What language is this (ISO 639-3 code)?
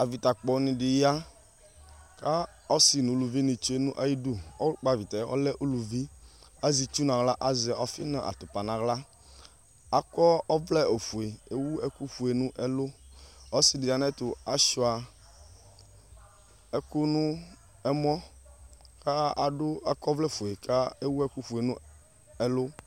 kpo